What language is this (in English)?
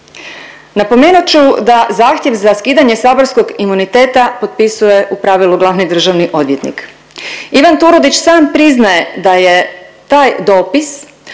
Croatian